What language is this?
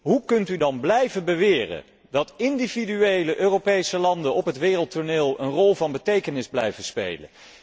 Dutch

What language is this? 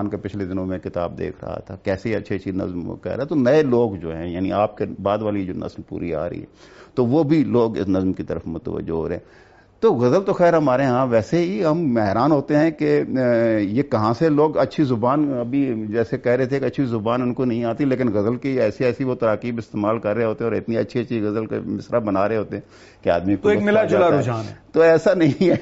Urdu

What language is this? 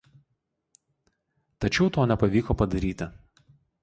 Lithuanian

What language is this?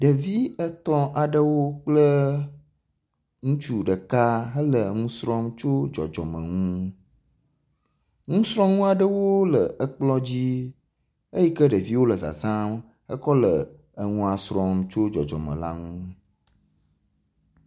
Ewe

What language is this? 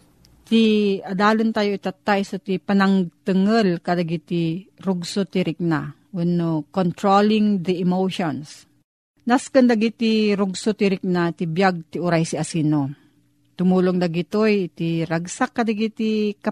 Filipino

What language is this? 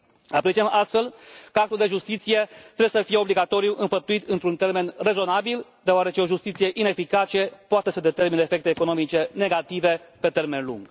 Romanian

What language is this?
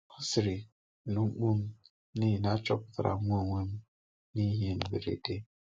Igbo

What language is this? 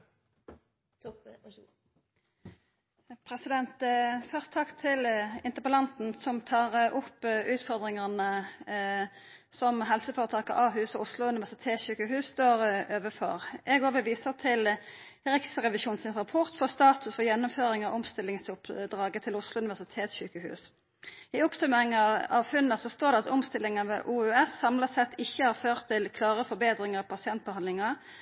Norwegian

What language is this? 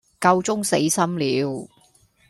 Cantonese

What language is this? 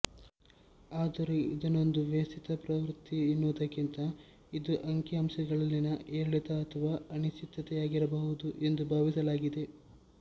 Kannada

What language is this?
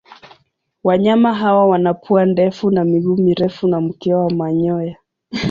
Swahili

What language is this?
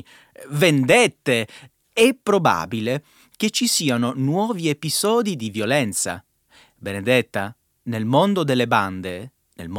Italian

